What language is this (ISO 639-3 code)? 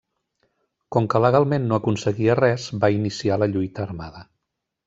cat